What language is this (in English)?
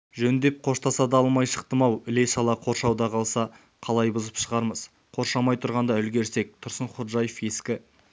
Kazakh